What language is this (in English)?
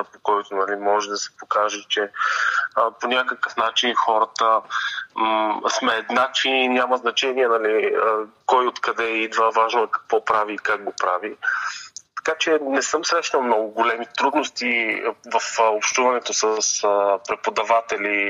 Bulgarian